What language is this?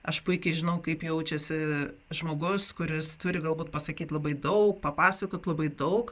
Lithuanian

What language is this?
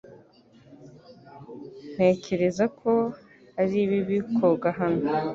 Kinyarwanda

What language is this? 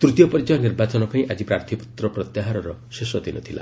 Odia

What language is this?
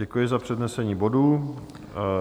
Czech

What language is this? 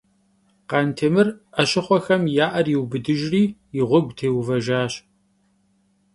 Kabardian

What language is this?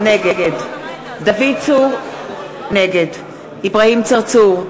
Hebrew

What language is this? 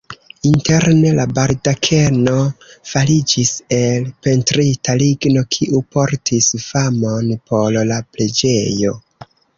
Esperanto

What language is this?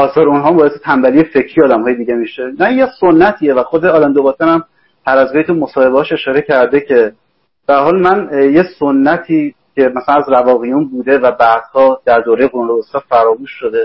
Persian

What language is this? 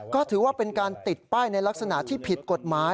Thai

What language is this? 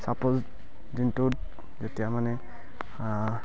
Assamese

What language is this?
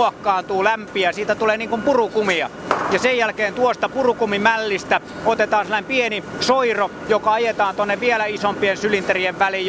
Finnish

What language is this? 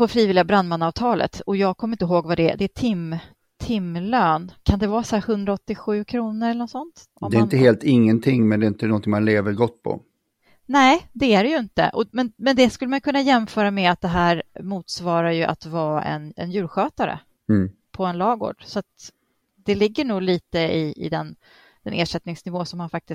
Swedish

